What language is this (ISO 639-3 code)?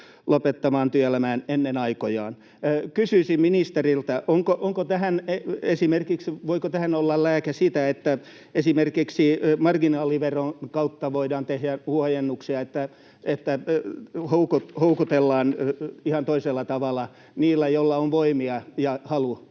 fin